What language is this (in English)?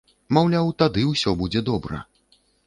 Belarusian